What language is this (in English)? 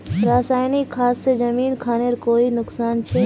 Magahi